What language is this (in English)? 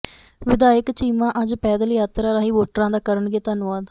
Punjabi